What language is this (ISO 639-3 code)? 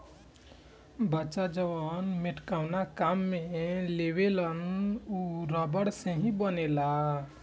bho